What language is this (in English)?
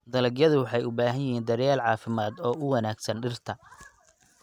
Somali